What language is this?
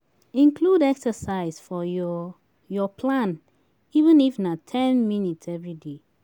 Nigerian Pidgin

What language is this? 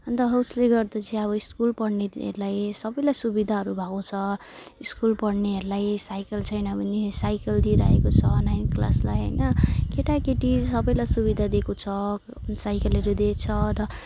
Nepali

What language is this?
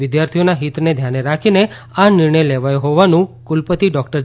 Gujarati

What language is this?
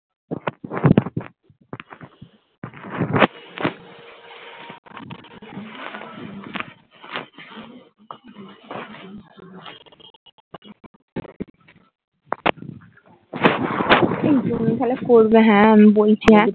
Bangla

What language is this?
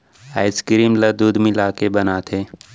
Chhattisgarhi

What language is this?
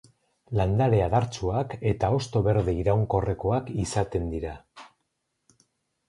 Basque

